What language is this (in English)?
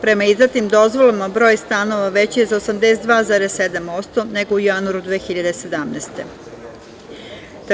Serbian